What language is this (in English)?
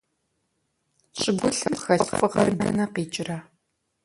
Kabardian